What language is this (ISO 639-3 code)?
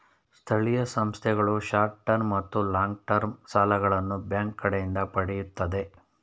kan